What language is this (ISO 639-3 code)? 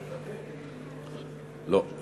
heb